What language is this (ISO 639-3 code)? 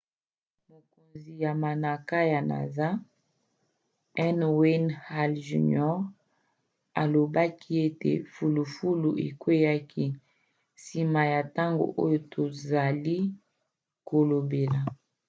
lin